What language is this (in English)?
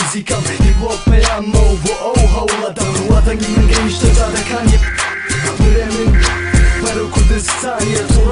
Russian